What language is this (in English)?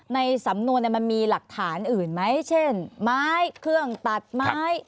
Thai